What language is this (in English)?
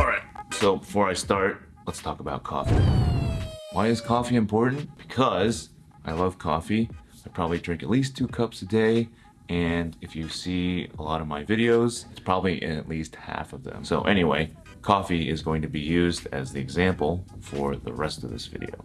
English